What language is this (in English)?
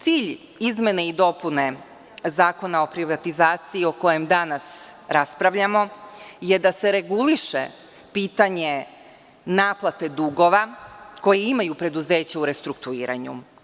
Serbian